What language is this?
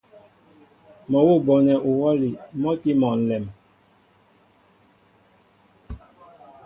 Mbo (Cameroon)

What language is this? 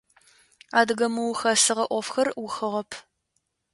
Adyghe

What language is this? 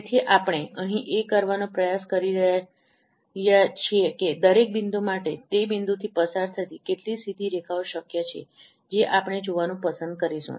Gujarati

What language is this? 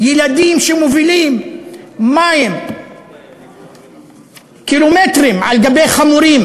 Hebrew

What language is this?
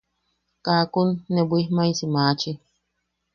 Yaqui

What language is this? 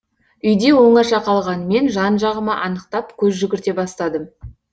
Kazakh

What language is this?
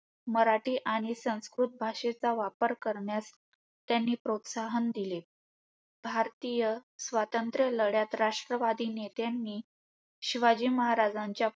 Marathi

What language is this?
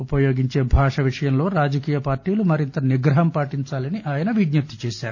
Telugu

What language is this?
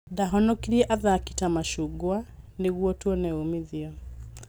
Kikuyu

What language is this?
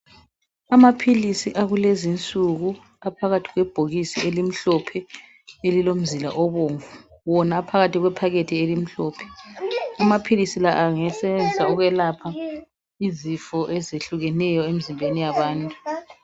North Ndebele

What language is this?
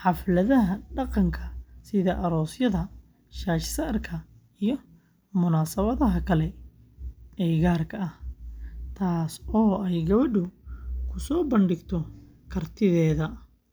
Somali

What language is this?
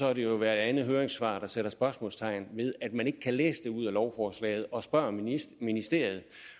Danish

